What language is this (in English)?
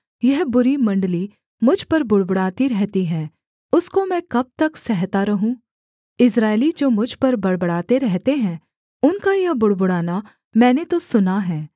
Hindi